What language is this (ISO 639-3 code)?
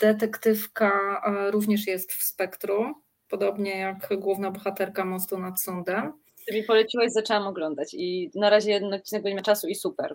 pol